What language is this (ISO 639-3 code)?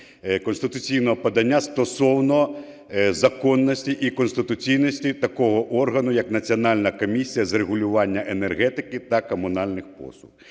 ukr